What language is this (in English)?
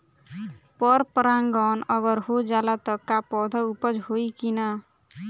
Bhojpuri